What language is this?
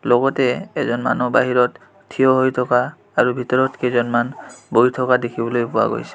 Assamese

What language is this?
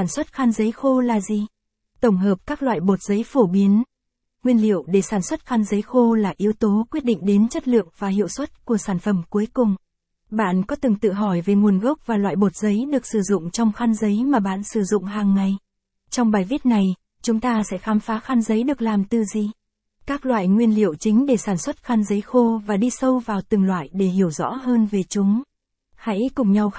Vietnamese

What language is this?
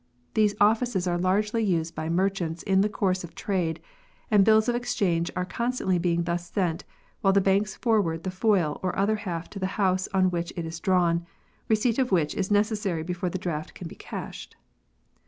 English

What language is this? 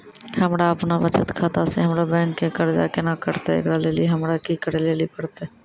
Maithili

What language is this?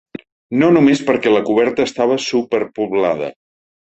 Catalan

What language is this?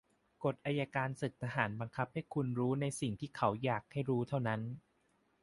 Thai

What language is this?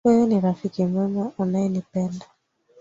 Swahili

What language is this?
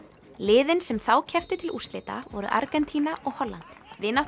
Icelandic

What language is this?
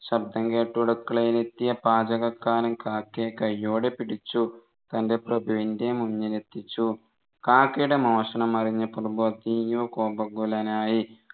Malayalam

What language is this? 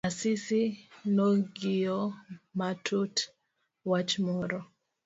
Luo (Kenya and Tanzania)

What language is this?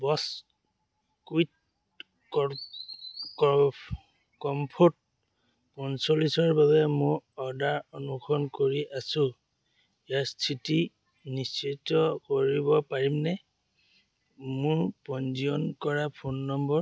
Assamese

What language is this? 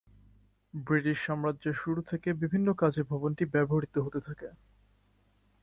Bangla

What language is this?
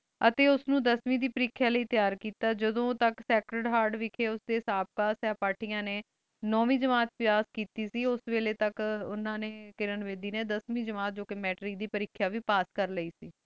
Punjabi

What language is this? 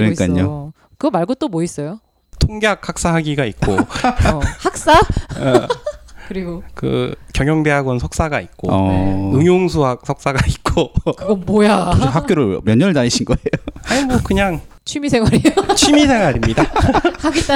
Korean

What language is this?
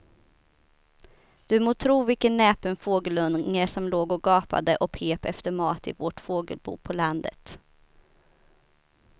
Swedish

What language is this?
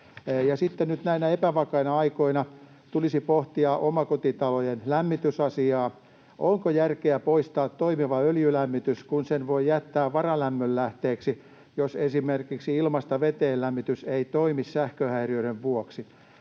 Finnish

